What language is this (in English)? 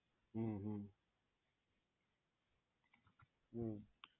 Gujarati